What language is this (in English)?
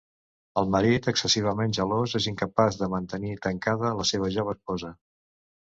Catalan